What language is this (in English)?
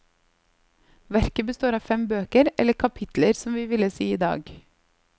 Norwegian